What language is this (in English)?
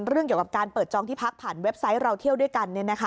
Thai